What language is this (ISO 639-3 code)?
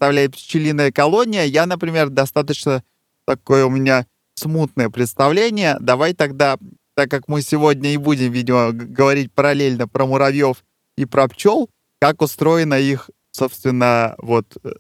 rus